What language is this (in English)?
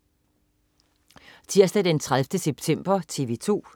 Danish